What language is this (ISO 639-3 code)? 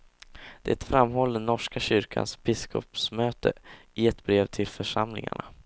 swe